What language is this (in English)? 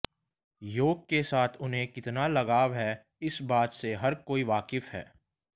Hindi